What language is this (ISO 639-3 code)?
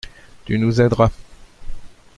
fra